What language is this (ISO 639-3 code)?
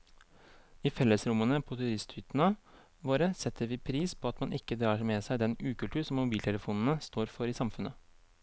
nor